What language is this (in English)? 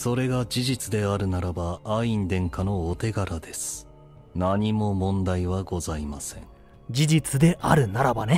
Japanese